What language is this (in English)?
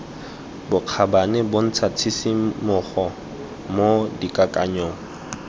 Tswana